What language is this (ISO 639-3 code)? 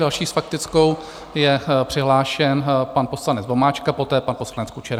ces